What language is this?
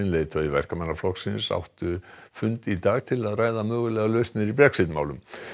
Icelandic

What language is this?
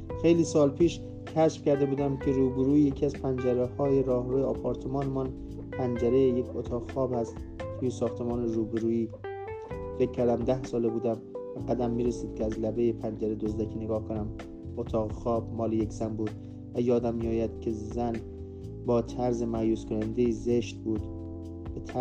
Persian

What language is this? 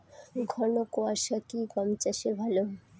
Bangla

